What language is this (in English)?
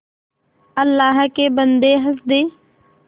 Hindi